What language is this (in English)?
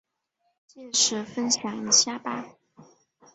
Chinese